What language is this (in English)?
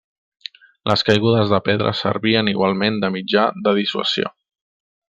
Catalan